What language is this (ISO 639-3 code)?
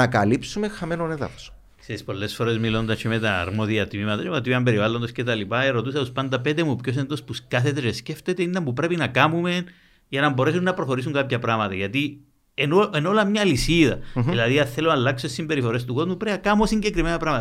ell